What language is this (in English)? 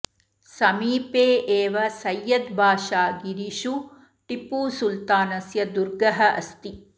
Sanskrit